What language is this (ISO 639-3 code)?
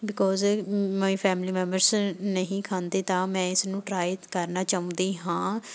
pan